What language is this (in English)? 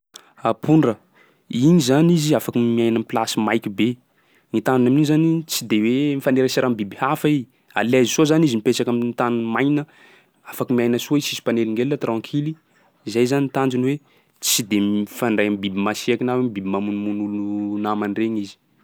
Sakalava Malagasy